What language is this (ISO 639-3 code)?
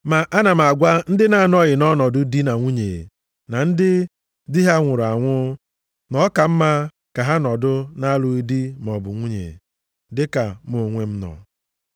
ibo